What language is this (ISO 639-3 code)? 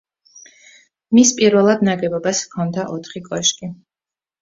kat